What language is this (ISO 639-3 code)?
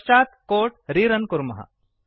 san